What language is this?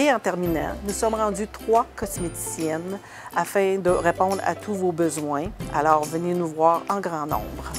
French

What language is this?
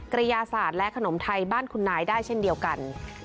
Thai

